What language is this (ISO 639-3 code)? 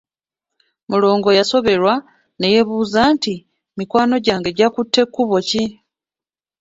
lug